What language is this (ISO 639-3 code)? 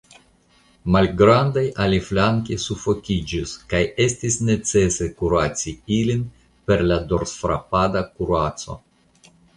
epo